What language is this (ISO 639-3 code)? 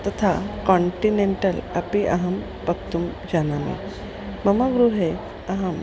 san